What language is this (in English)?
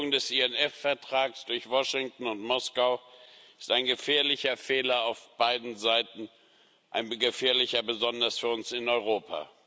German